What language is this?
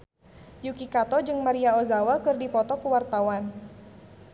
Sundanese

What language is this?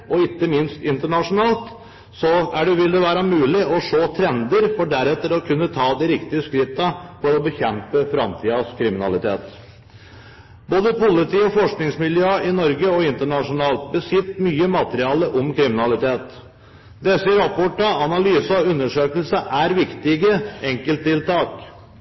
Norwegian Bokmål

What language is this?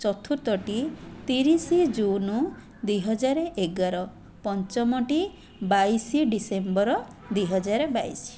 Odia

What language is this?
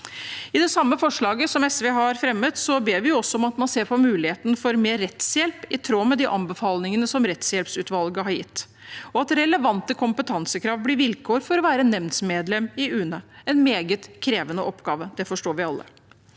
Norwegian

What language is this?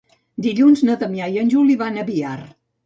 Catalan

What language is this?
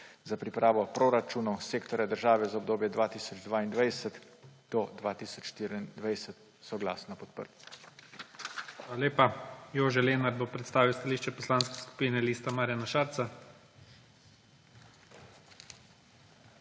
Slovenian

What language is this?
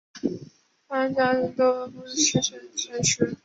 Chinese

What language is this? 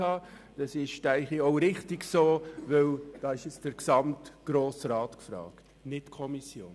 Swiss German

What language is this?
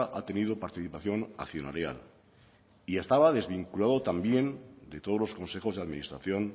Spanish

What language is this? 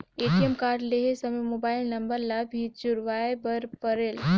Chhattisgarhi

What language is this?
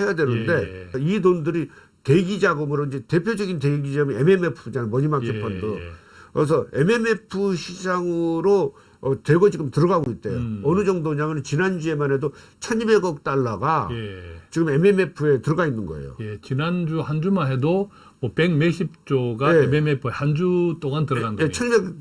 Korean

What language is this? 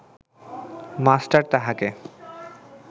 Bangla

